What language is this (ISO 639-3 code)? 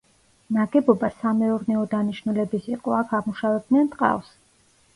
kat